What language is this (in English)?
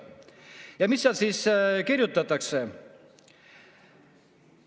Estonian